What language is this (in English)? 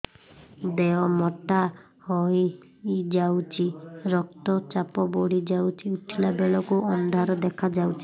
Odia